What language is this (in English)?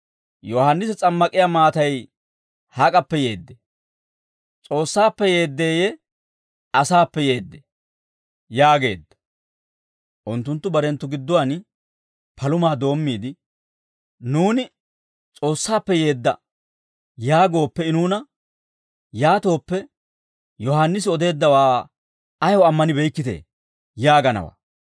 Dawro